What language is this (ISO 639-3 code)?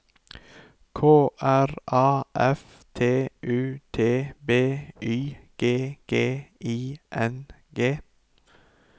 nor